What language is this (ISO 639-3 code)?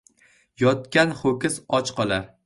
uzb